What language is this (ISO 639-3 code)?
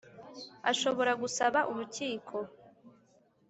kin